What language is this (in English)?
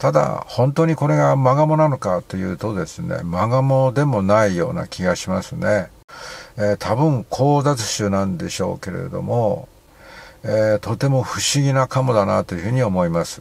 Japanese